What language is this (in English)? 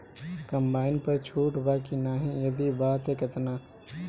Bhojpuri